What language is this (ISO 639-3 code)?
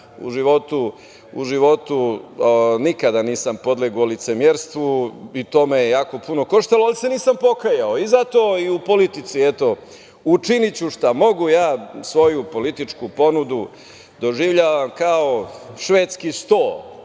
srp